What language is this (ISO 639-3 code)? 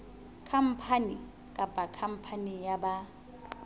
sot